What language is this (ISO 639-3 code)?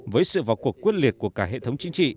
vie